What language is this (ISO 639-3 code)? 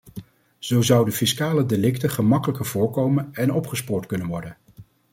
nld